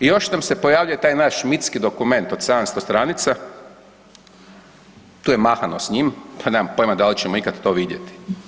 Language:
Croatian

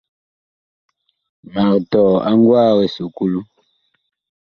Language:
Bakoko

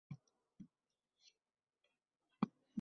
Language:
Uzbek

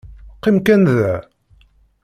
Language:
Kabyle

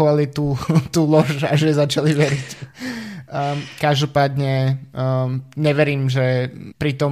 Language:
Slovak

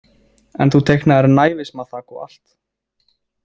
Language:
Icelandic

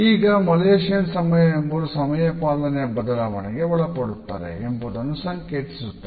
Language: Kannada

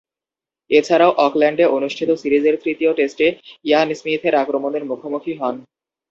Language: Bangla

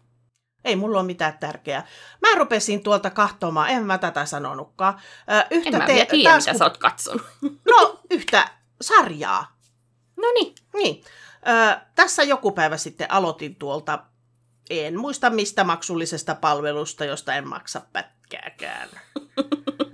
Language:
Finnish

